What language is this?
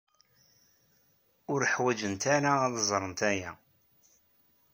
Kabyle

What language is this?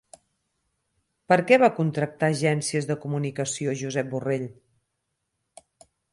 Catalan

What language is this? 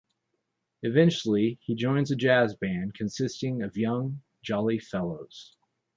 English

